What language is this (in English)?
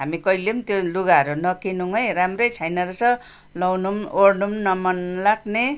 Nepali